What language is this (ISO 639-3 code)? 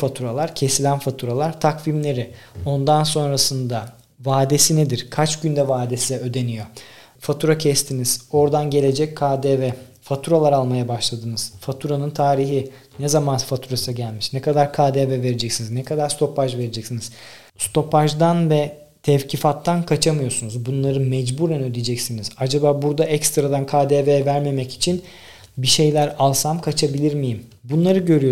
tur